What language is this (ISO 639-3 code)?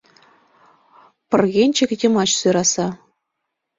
chm